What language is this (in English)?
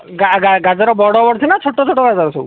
Odia